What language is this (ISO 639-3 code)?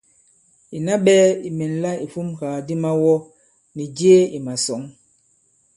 abb